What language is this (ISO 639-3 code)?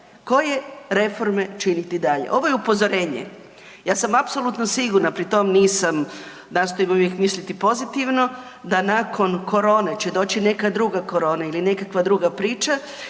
hrv